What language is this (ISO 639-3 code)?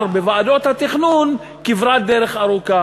heb